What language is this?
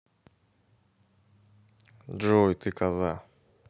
Russian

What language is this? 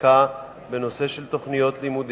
Hebrew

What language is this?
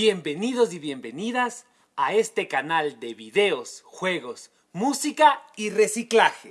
Spanish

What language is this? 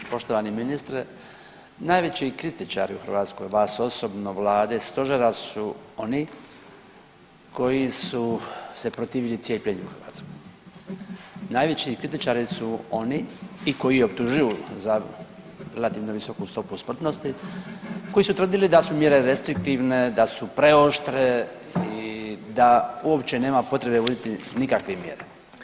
Croatian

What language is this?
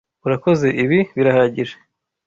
Kinyarwanda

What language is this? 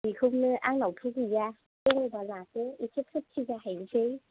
Bodo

